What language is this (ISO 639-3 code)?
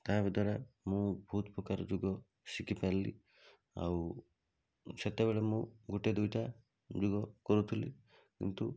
ori